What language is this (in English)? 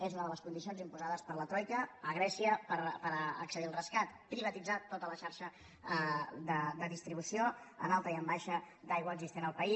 Catalan